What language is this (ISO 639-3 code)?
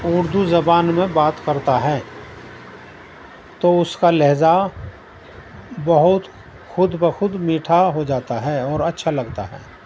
urd